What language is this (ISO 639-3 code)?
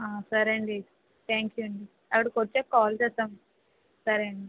tel